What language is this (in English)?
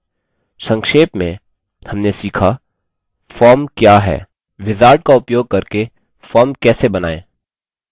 Hindi